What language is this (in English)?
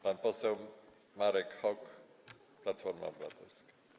Polish